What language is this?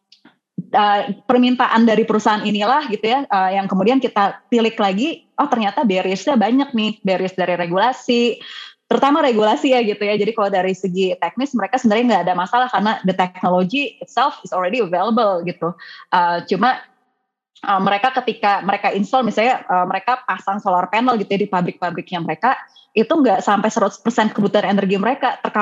Indonesian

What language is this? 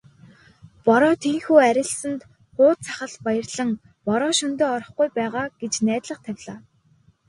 Mongolian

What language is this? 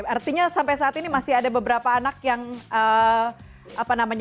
Indonesian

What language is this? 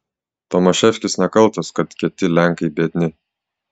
Lithuanian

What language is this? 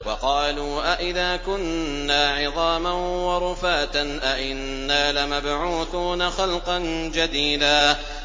Arabic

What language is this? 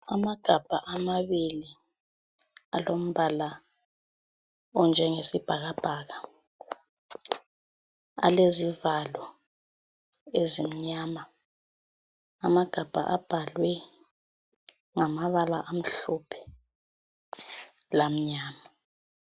North Ndebele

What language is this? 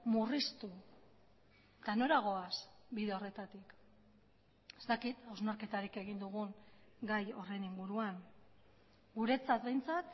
Basque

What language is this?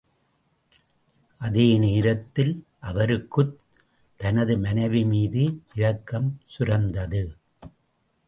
Tamil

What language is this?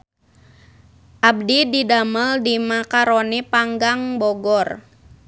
Sundanese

